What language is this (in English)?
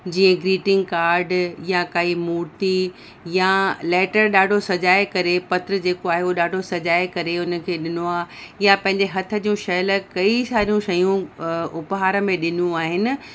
Sindhi